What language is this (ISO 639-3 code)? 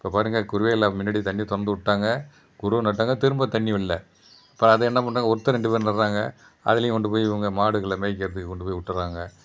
tam